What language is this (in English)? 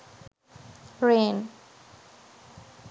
Sinhala